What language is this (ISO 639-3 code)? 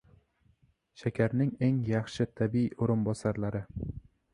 uzb